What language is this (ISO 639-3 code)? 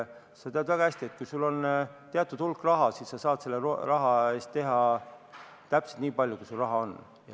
est